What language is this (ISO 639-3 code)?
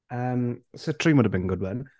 cym